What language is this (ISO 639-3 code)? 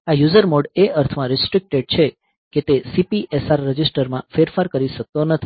guj